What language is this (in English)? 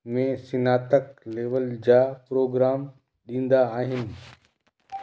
Sindhi